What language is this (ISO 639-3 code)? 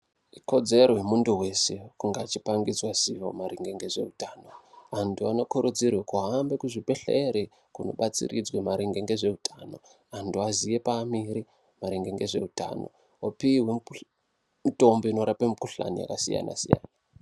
ndc